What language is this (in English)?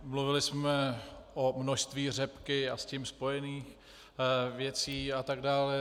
Czech